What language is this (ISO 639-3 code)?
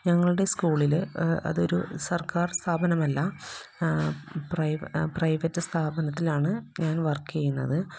mal